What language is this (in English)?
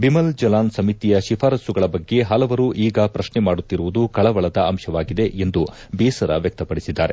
Kannada